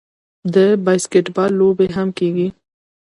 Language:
Pashto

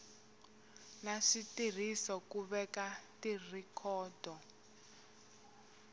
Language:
Tsonga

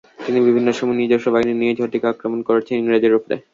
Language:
Bangla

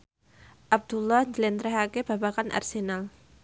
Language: Javanese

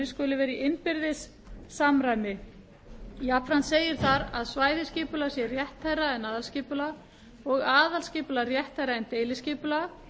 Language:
Icelandic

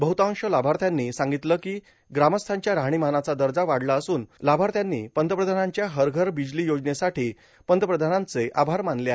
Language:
Marathi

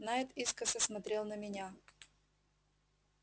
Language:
Russian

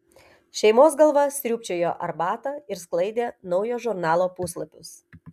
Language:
Lithuanian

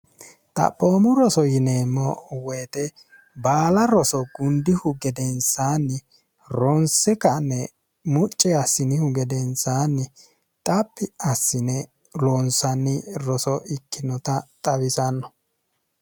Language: Sidamo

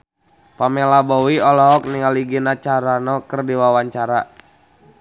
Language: Sundanese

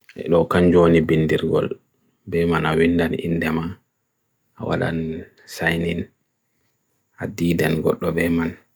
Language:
Bagirmi Fulfulde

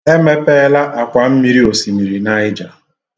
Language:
Igbo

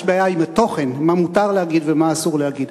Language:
Hebrew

